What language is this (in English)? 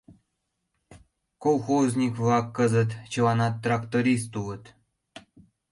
Mari